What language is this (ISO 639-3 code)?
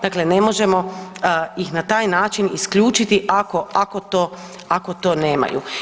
hrv